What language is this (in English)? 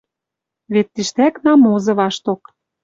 Western Mari